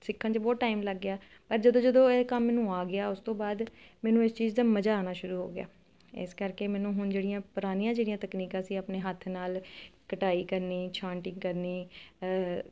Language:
Punjabi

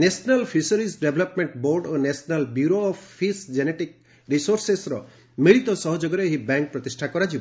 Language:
Odia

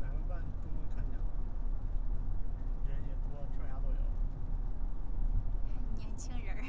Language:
Chinese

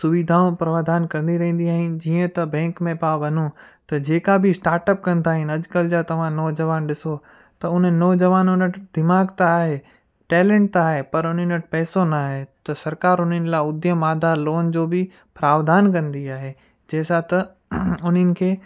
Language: Sindhi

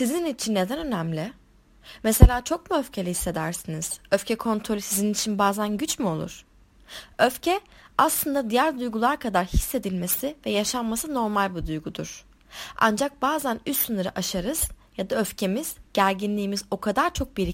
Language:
Turkish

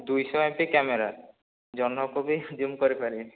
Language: Odia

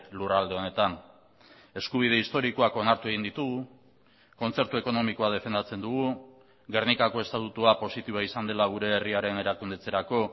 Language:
Basque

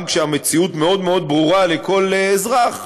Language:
Hebrew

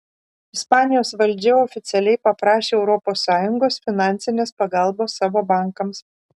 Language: Lithuanian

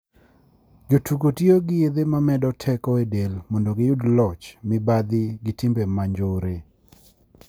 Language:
Luo (Kenya and Tanzania)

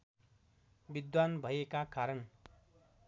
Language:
Nepali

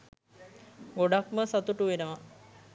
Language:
Sinhala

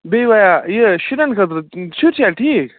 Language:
Kashmiri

